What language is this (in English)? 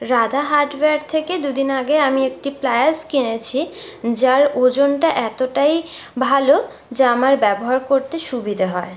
Bangla